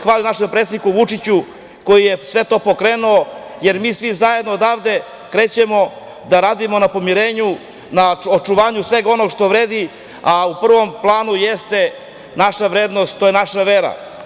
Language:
Serbian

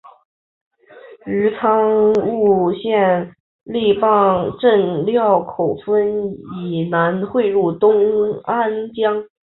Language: Chinese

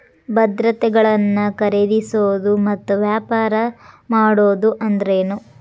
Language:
Kannada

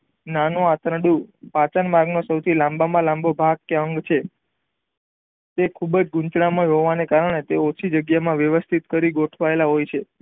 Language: Gujarati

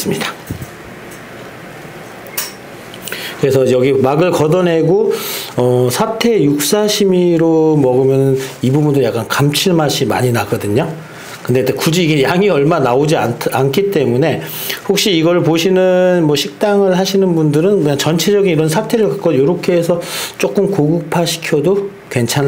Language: Korean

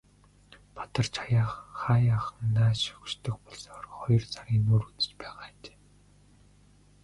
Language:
Mongolian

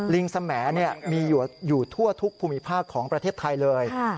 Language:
Thai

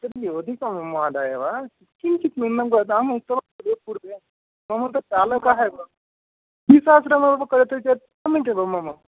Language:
Sanskrit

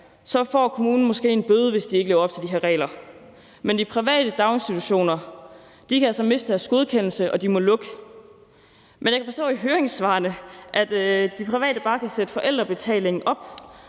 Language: Danish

